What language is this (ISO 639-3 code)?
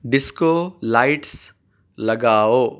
urd